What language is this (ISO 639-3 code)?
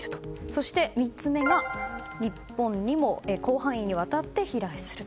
jpn